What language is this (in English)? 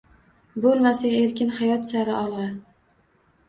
Uzbek